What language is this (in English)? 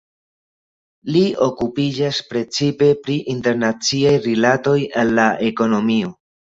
Esperanto